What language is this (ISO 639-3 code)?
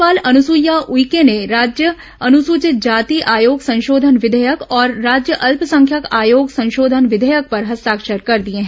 hin